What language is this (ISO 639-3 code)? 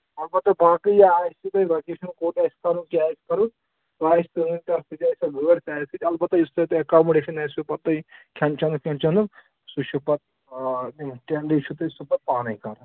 kas